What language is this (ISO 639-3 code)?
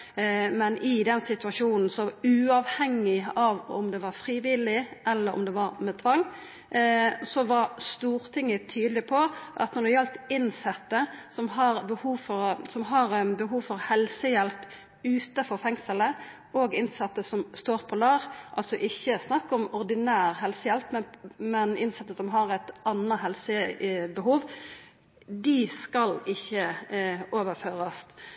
nno